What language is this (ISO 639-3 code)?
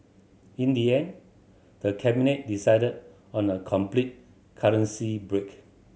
eng